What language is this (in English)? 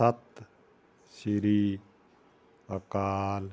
Punjabi